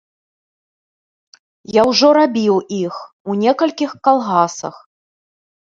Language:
Belarusian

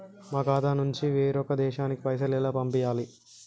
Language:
Telugu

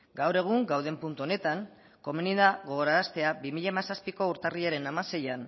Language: Basque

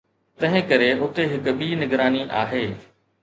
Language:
Sindhi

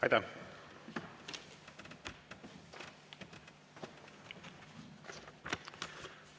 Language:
Estonian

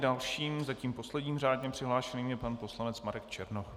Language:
Czech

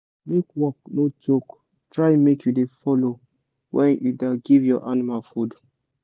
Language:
Nigerian Pidgin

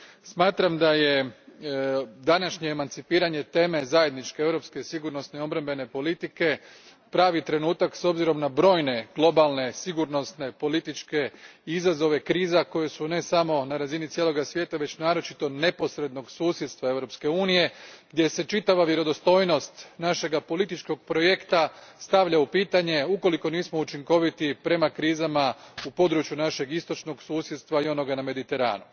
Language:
Croatian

